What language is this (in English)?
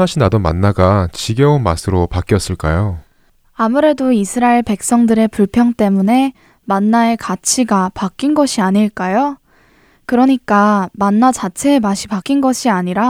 Korean